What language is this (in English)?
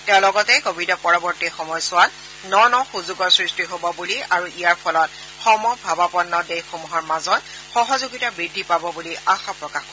Assamese